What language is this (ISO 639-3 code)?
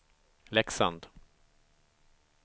swe